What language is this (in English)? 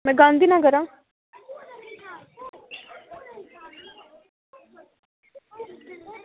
Dogri